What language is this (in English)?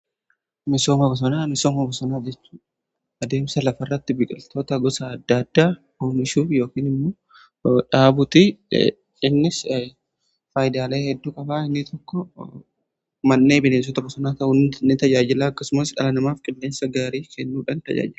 Oromo